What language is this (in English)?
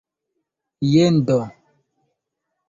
Esperanto